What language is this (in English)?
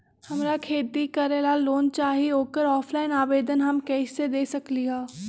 Magahi